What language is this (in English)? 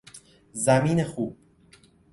Persian